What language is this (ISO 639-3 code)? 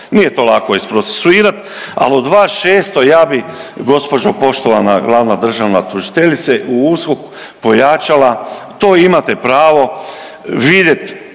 hrv